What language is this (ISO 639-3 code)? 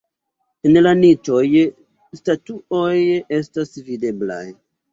epo